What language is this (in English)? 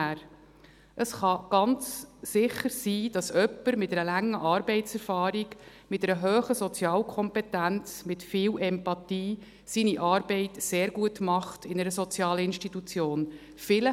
Swiss German